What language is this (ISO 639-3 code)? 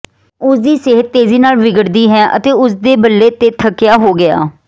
pan